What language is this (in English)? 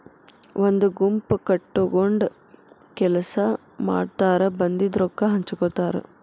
Kannada